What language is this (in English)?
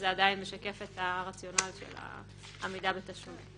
Hebrew